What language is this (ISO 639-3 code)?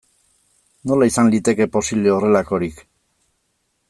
eus